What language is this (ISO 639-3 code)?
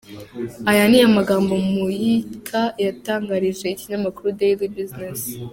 kin